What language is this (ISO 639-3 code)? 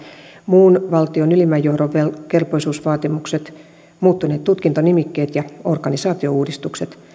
fin